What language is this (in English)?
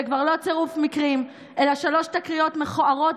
Hebrew